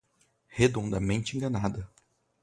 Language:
Portuguese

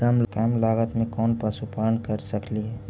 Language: Magahi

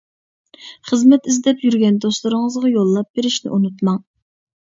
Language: Uyghur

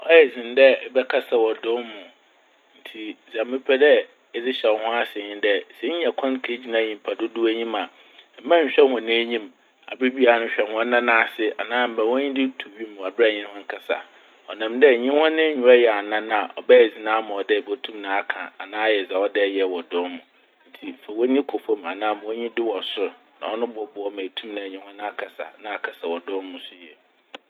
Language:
Akan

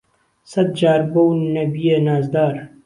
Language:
Central Kurdish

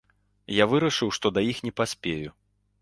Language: Belarusian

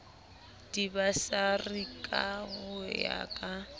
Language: Southern Sotho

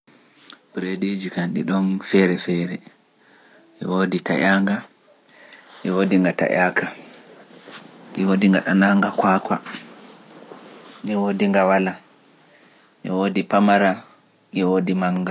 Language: Pular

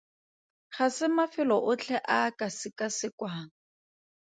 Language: Tswana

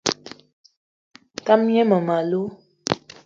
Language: Eton (Cameroon)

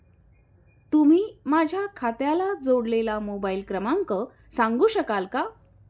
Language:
Marathi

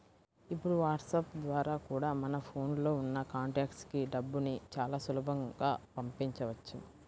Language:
Telugu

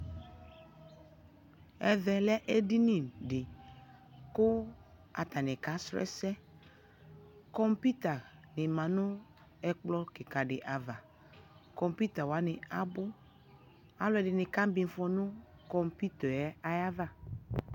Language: Ikposo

